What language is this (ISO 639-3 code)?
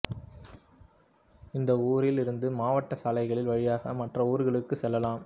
tam